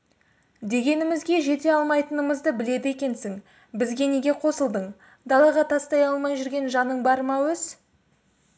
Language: Kazakh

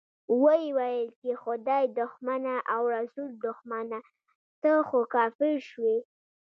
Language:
Pashto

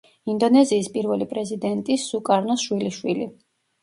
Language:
Georgian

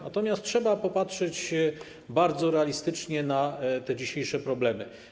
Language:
Polish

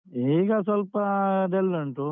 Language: Kannada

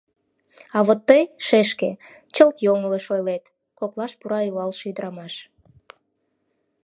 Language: Mari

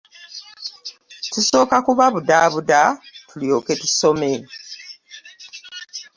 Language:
Ganda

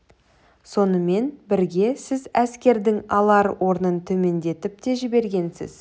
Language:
Kazakh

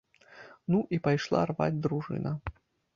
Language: Belarusian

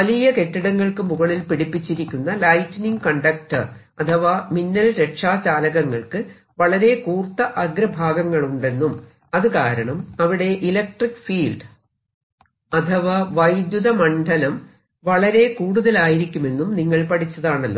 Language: Malayalam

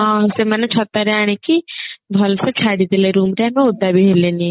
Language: Odia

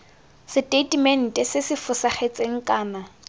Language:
Tswana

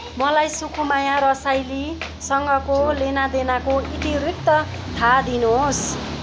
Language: Nepali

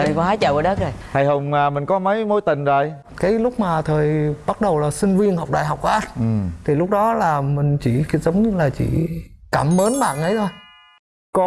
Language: Vietnamese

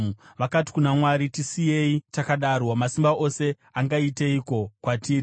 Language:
Shona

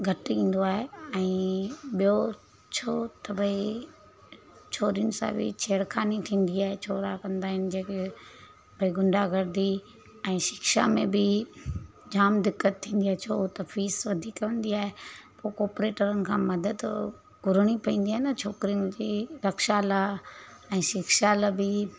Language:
Sindhi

